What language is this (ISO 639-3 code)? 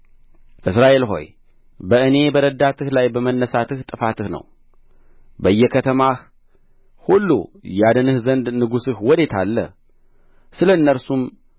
amh